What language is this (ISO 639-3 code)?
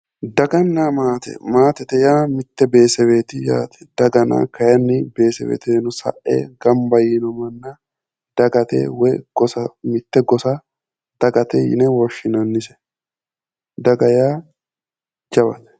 sid